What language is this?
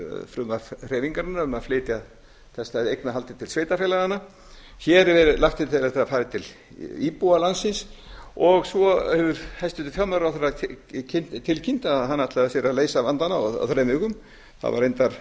Icelandic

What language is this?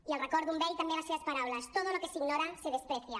Catalan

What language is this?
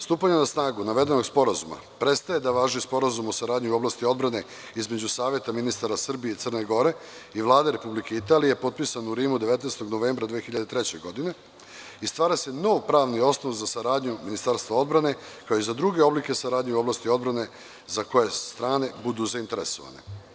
Serbian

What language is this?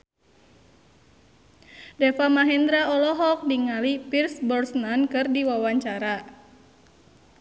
Sundanese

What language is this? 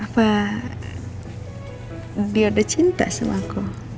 Indonesian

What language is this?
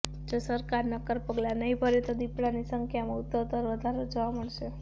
Gujarati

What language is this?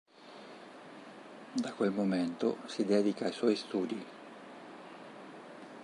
Italian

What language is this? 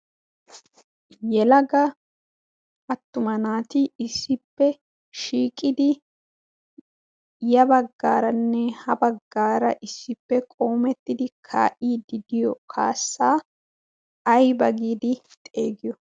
Wolaytta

